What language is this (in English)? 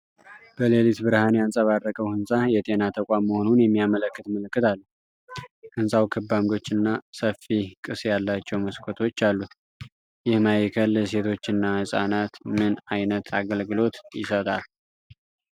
Amharic